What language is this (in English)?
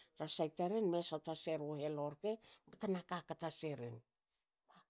Hakö